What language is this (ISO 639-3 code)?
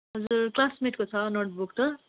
nep